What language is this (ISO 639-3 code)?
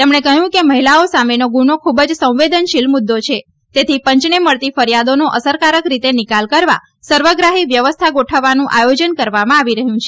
guj